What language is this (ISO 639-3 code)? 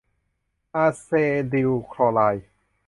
tha